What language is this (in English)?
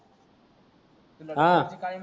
Marathi